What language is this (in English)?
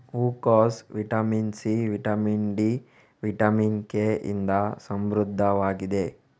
Kannada